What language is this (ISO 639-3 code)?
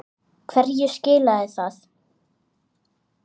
isl